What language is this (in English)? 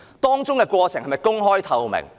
Cantonese